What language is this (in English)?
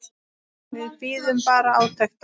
Icelandic